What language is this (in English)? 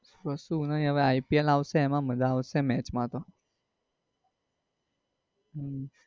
Gujarati